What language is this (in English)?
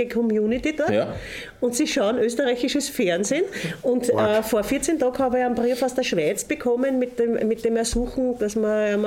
German